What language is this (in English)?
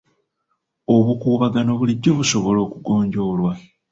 Ganda